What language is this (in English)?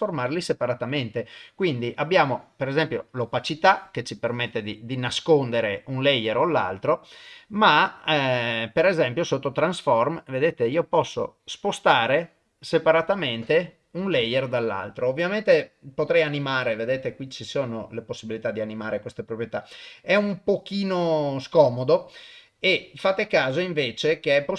Italian